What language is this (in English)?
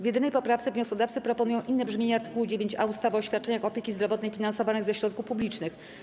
Polish